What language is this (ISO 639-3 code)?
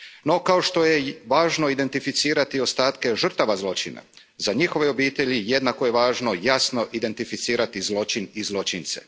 hrv